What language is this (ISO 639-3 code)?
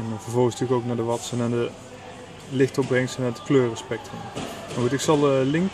nld